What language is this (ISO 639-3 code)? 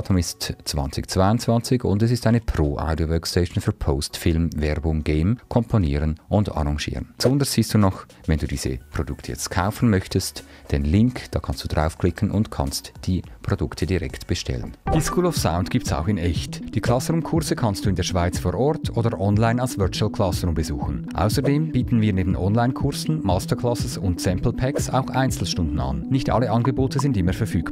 deu